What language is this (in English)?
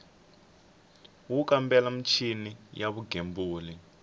Tsonga